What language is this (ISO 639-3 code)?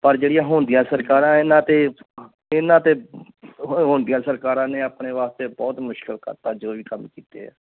pan